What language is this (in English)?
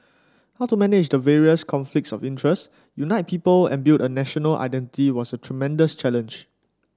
English